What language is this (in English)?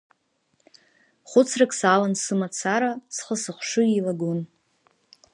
Abkhazian